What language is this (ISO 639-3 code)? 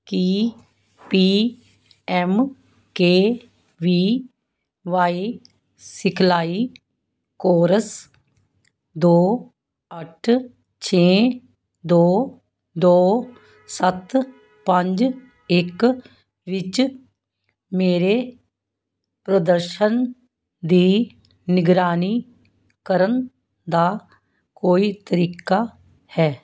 pan